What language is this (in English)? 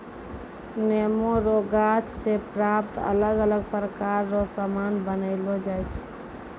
Maithili